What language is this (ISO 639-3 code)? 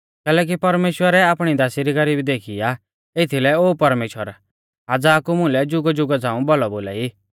bfz